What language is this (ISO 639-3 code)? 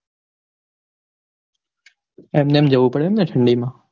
guj